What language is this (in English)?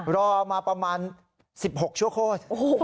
Thai